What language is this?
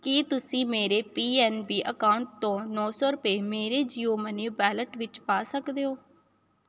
Punjabi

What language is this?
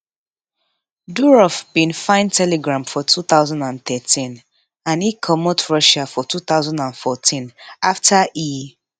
Nigerian Pidgin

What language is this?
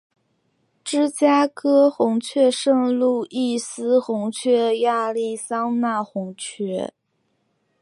Chinese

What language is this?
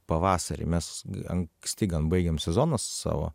Lithuanian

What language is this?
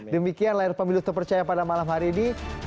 Indonesian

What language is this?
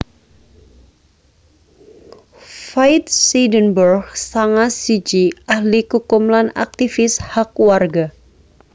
Javanese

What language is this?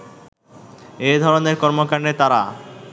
Bangla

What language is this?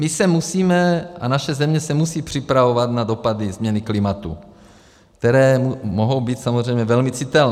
Czech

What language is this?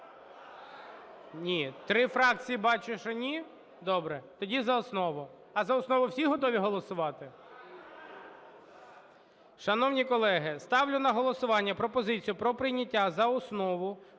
Ukrainian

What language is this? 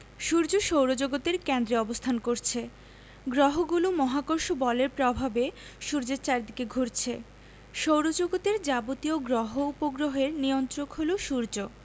Bangla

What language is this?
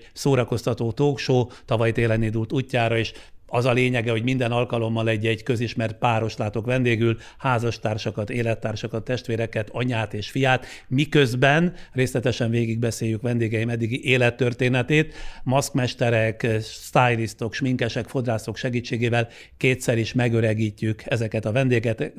Hungarian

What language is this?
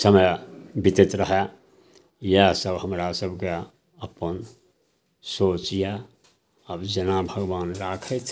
Maithili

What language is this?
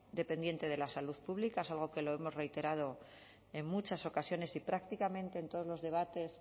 Spanish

